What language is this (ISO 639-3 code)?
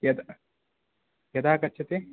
san